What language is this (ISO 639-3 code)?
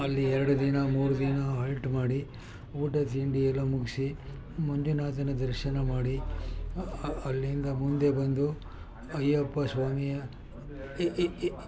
kan